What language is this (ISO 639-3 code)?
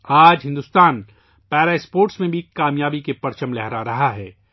urd